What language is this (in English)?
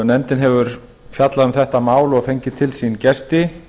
Icelandic